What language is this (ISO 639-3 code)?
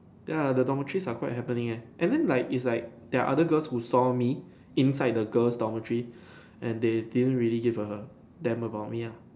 eng